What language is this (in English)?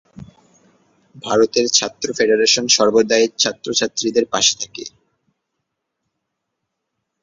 Bangla